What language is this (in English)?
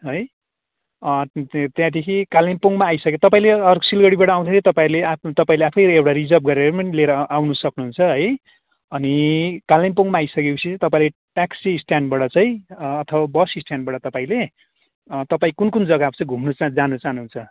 Nepali